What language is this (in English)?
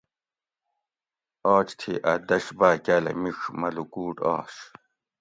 Gawri